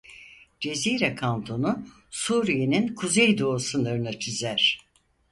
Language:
Turkish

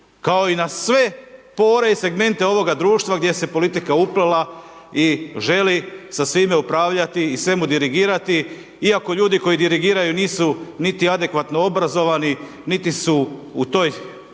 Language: Croatian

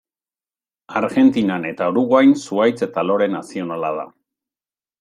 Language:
Basque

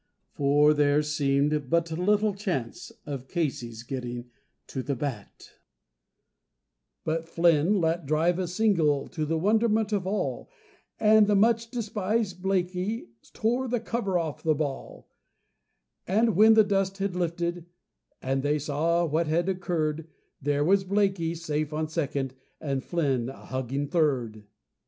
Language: English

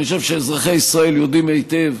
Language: Hebrew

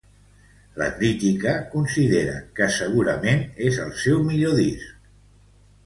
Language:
Catalan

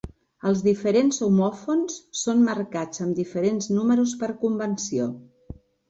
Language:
Catalan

